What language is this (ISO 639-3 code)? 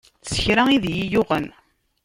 kab